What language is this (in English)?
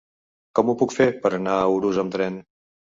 Catalan